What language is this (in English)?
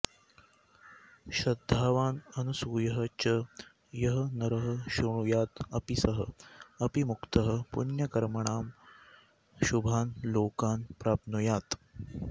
Sanskrit